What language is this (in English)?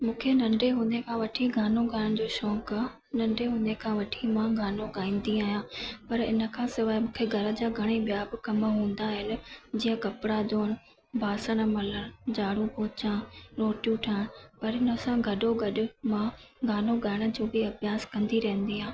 Sindhi